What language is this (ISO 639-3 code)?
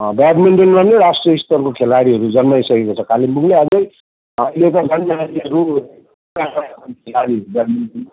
nep